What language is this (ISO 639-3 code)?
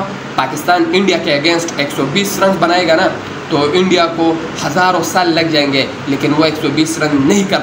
hin